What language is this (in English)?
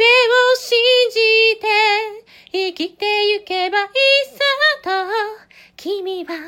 Japanese